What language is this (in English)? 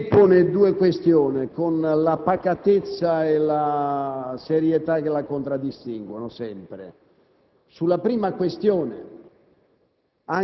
Italian